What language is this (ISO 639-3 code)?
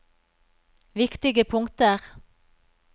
nor